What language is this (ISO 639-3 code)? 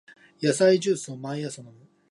jpn